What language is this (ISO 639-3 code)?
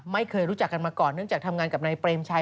tha